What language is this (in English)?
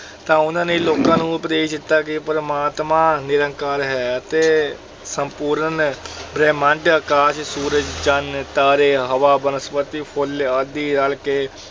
Punjabi